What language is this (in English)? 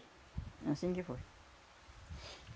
Portuguese